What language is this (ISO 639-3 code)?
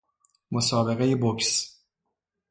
fas